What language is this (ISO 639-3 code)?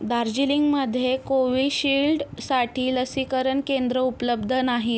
mar